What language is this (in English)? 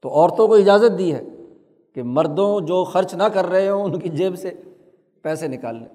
Urdu